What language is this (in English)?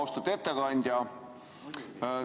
Estonian